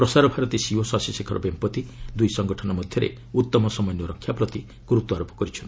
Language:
Odia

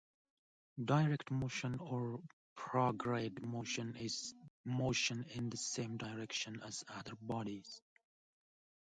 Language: English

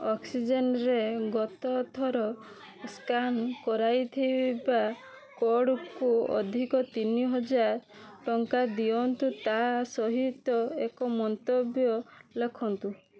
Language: Odia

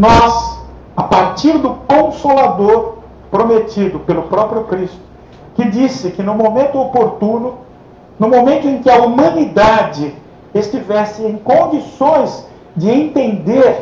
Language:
Portuguese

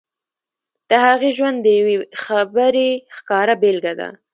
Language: Pashto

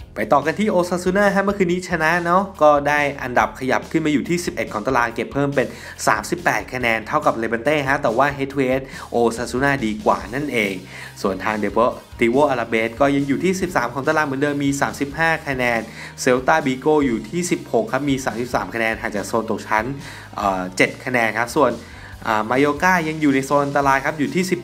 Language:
Thai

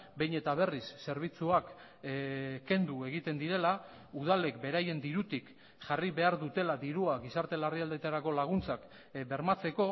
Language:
Basque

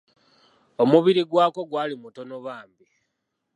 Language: Ganda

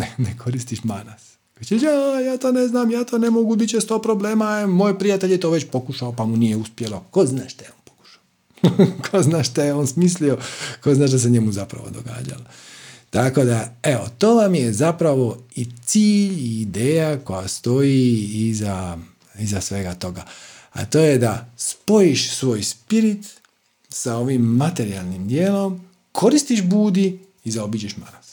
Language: Croatian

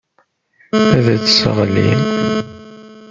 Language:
Kabyle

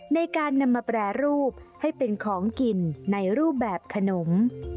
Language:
Thai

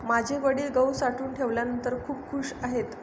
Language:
Marathi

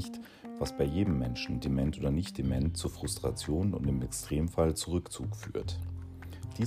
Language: German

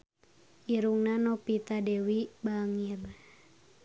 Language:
Sundanese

